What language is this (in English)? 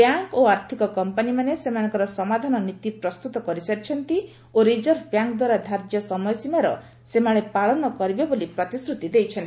Odia